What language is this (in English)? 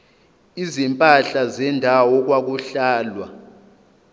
Zulu